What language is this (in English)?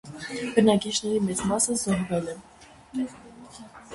Armenian